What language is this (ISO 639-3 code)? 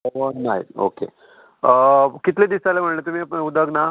kok